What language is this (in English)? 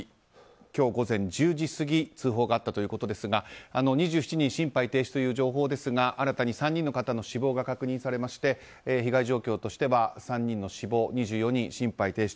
Japanese